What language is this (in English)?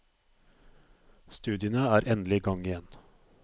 Norwegian